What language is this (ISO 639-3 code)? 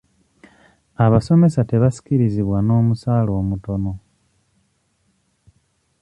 lug